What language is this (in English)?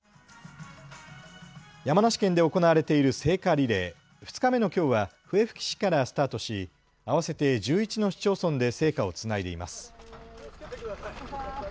Japanese